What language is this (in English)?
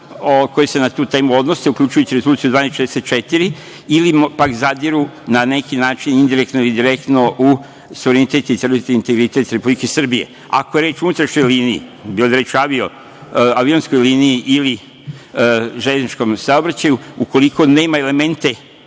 Serbian